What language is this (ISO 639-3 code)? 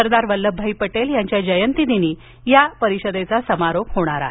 mar